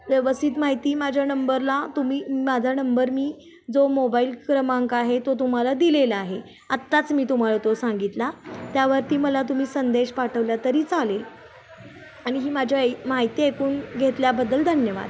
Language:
Marathi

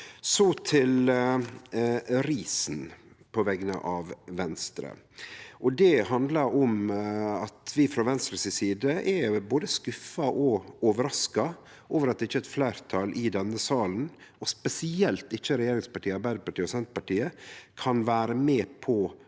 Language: Norwegian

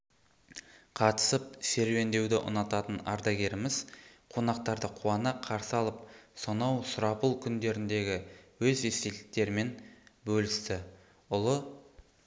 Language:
Kazakh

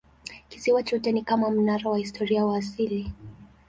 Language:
Swahili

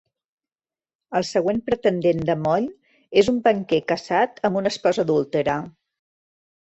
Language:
Catalan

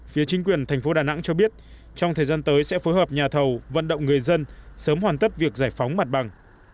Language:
Vietnamese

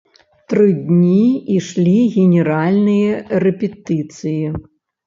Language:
Belarusian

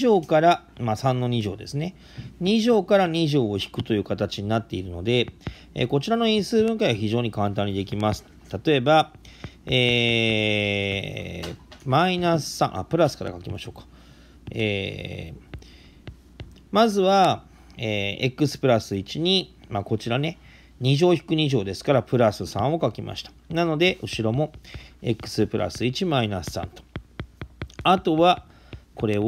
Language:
Japanese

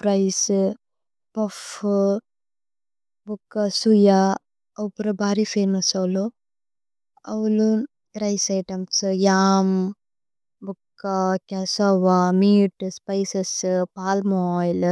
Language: Tulu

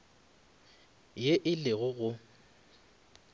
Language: Northern Sotho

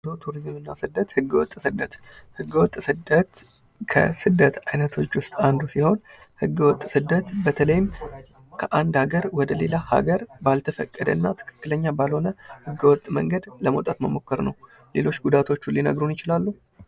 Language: Amharic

